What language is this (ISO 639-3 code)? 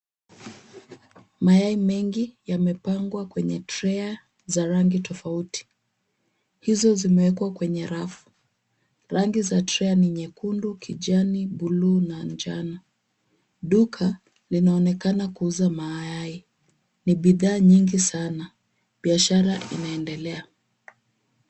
swa